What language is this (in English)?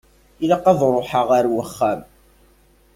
Kabyle